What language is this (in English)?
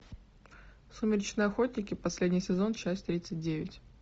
Russian